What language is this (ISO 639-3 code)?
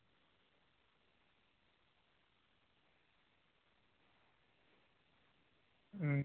doi